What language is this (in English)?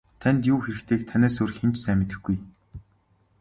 Mongolian